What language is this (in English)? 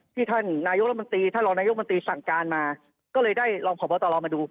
Thai